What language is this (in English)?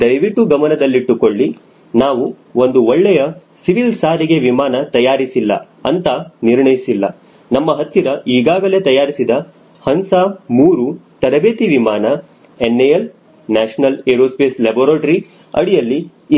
Kannada